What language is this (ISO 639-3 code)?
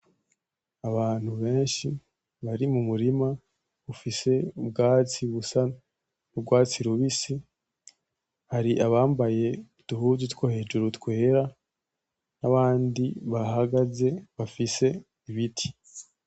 run